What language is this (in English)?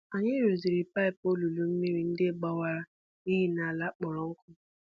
Igbo